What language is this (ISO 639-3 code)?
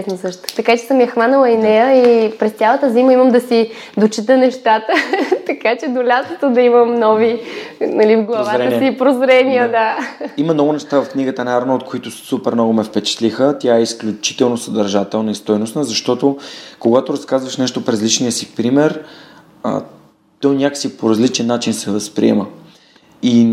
bul